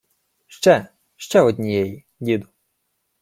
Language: Ukrainian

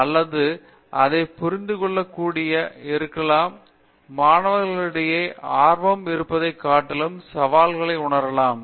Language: Tamil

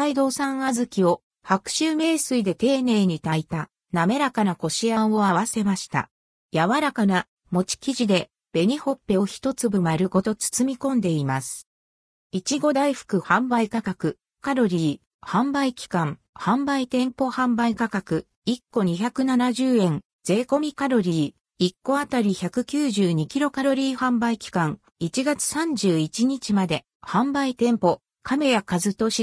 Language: Japanese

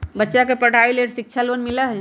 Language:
Magahi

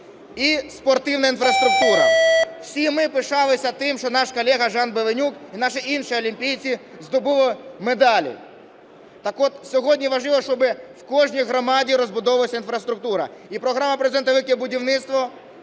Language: Ukrainian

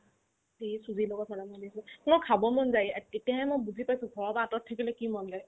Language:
Assamese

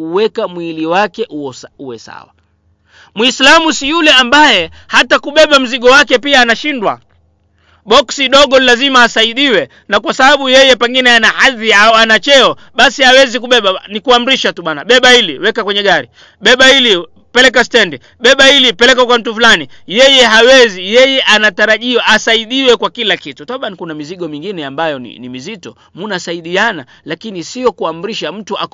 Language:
Swahili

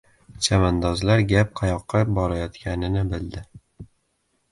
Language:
Uzbek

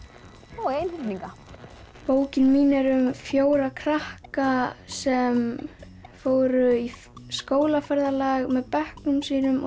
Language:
Icelandic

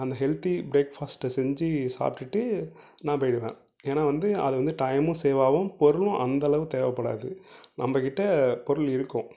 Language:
Tamil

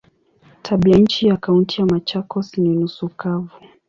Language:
Swahili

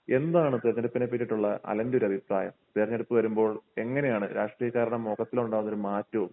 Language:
Malayalam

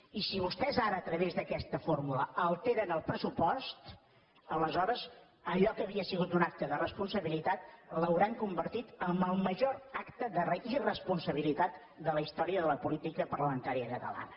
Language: Catalan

